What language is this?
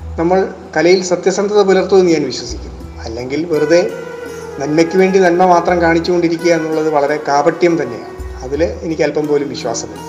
Malayalam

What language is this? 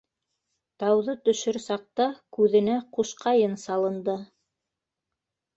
Bashkir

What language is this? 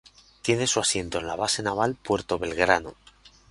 Spanish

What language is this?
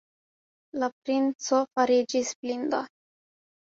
Esperanto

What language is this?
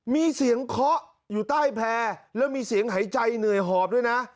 Thai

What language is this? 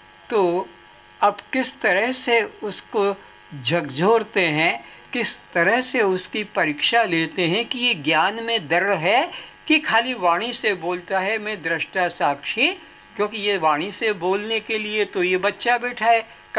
Hindi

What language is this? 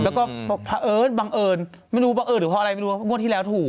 Thai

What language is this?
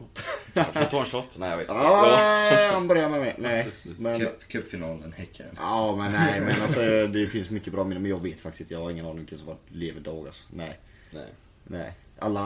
Swedish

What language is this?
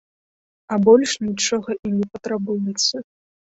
Belarusian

